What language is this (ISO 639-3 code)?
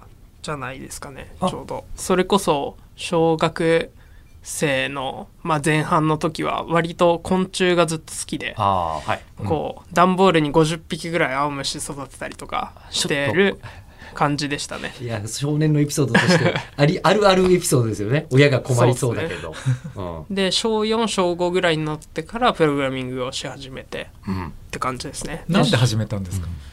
jpn